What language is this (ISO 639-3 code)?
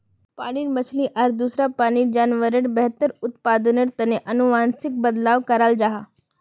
mag